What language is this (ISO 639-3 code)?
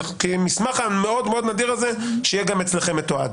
heb